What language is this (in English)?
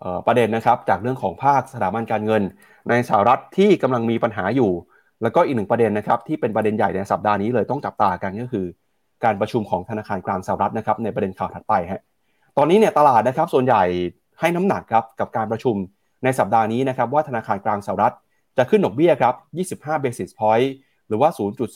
Thai